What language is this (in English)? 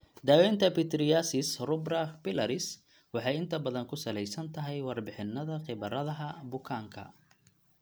Somali